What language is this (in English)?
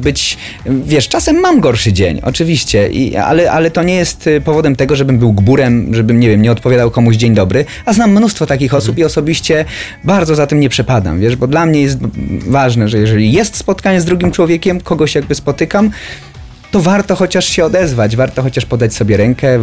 Polish